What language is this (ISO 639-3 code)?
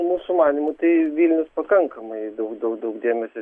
lit